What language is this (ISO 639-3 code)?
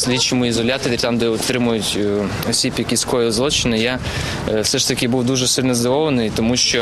ukr